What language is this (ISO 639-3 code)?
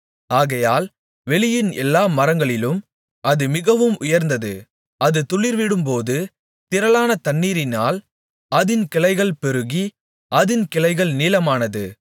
tam